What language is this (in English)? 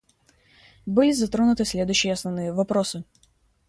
Russian